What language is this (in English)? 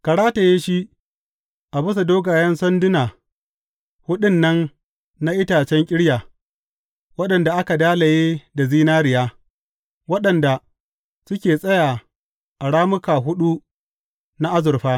Hausa